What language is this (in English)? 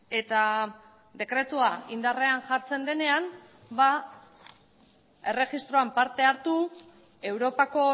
Basque